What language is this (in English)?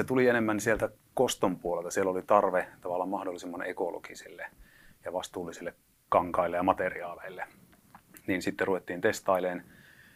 Finnish